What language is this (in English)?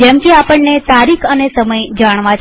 Gujarati